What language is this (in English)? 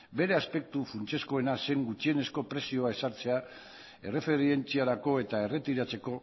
Basque